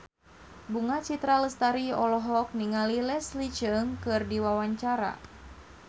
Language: Sundanese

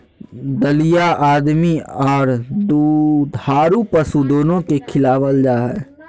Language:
Magahi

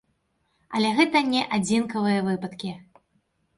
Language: Belarusian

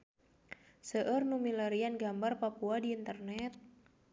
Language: Sundanese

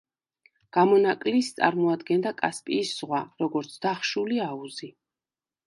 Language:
Georgian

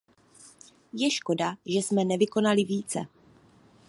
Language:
Czech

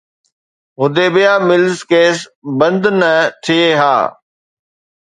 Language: Sindhi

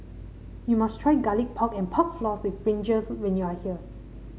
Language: English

